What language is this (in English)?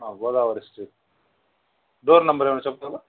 Telugu